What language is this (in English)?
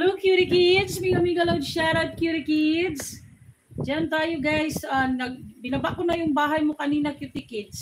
Filipino